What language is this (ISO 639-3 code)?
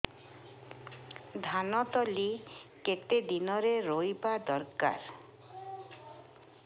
ori